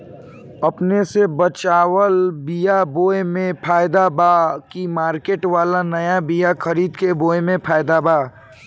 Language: Bhojpuri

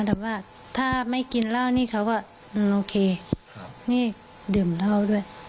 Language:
Thai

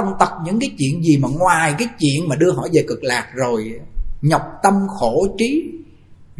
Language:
Vietnamese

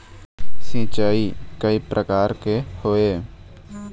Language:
Chhattisgarhi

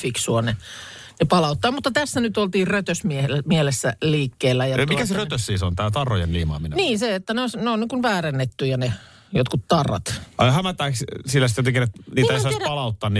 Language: Finnish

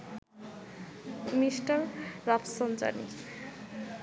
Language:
Bangla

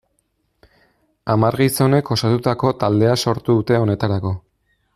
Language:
Basque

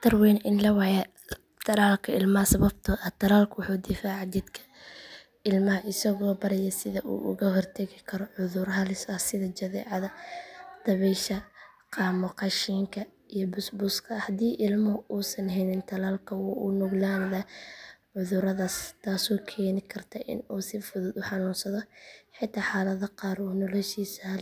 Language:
Somali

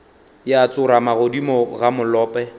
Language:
Northern Sotho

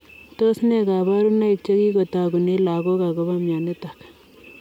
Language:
Kalenjin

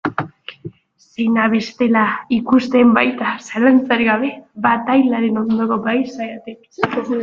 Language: Basque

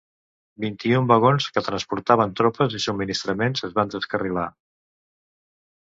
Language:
Catalan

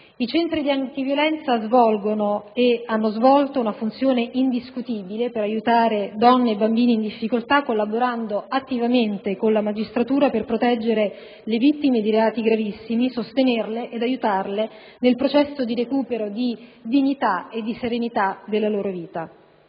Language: Italian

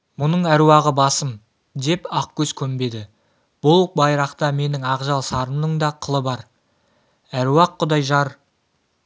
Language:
Kazakh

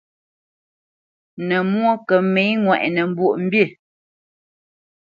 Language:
Bamenyam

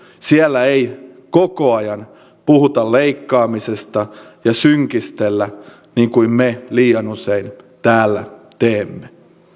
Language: Finnish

